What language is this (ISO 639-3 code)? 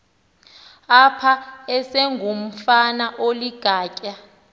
xho